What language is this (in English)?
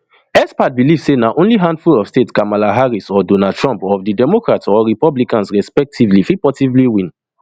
Nigerian Pidgin